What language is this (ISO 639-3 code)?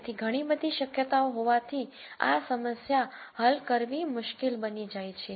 guj